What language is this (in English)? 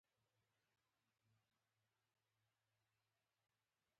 Pashto